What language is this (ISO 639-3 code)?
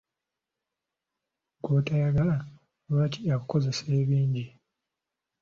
lug